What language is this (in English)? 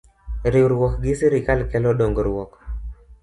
Luo (Kenya and Tanzania)